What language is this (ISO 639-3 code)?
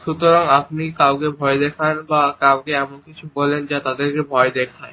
ben